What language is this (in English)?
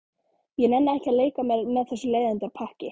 Icelandic